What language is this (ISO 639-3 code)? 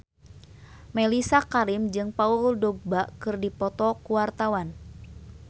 sun